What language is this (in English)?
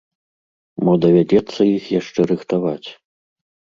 Belarusian